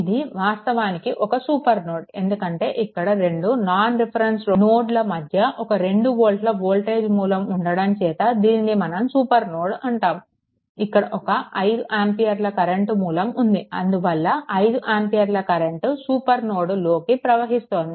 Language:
Telugu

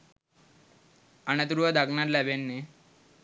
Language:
Sinhala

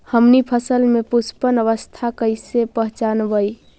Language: Magahi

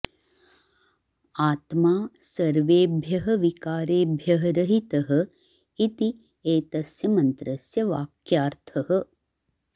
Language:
Sanskrit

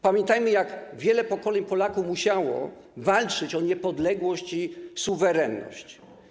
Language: Polish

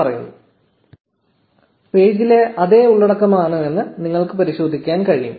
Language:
Malayalam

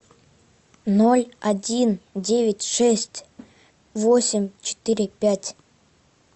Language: Russian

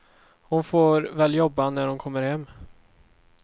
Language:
Swedish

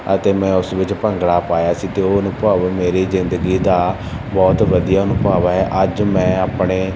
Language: Punjabi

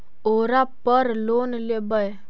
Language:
Magahi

